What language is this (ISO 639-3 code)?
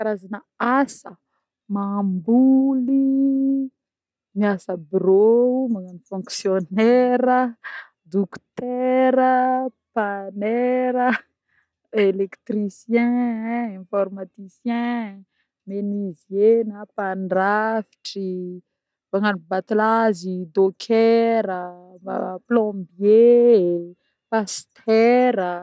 bmm